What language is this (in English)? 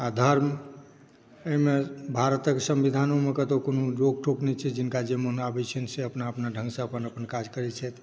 Maithili